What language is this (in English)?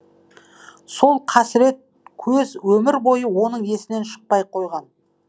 Kazakh